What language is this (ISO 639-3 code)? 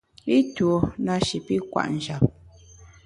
bax